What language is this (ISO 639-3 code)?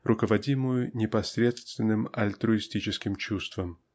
rus